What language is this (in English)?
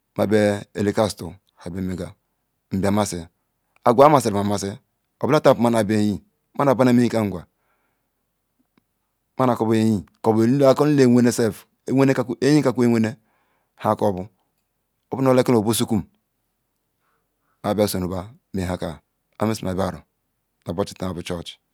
Ikwere